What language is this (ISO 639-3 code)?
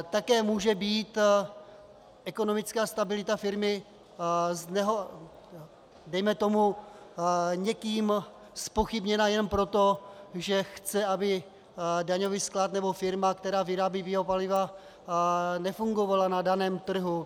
ces